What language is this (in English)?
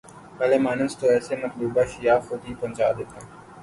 Urdu